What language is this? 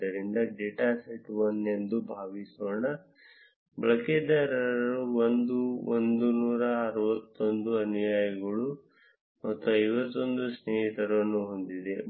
Kannada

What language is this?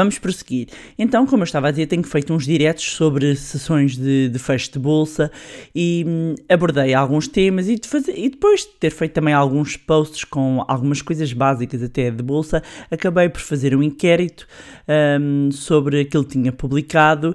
Portuguese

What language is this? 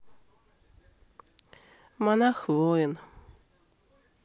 Russian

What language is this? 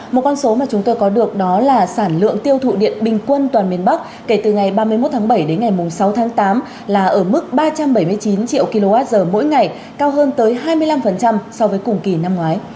Vietnamese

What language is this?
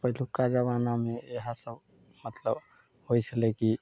Maithili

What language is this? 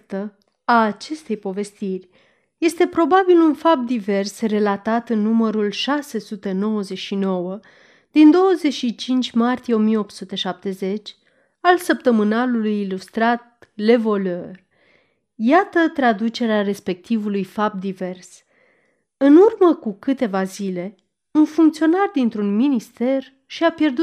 Romanian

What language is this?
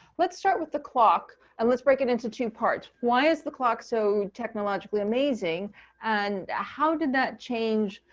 English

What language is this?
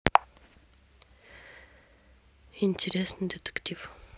Russian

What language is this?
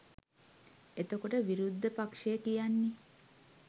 Sinhala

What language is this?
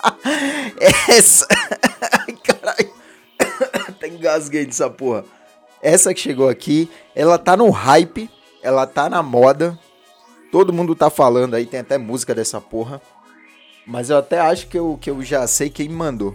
Portuguese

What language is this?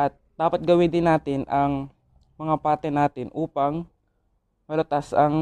Filipino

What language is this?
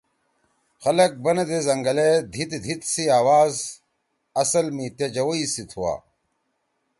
Torwali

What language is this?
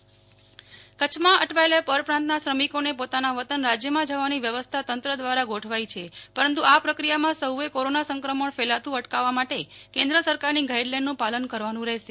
Gujarati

